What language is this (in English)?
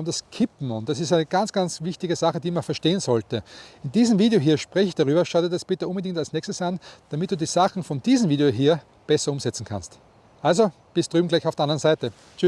German